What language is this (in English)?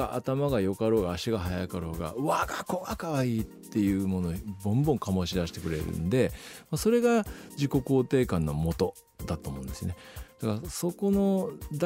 Japanese